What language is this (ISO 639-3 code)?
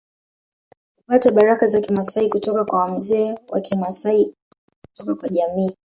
swa